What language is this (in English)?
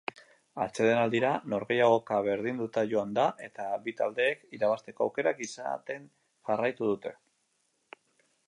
Basque